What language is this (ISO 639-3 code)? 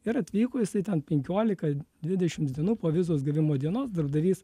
lit